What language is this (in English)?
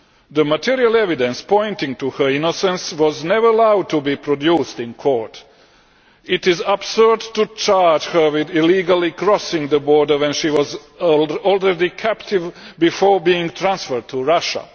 English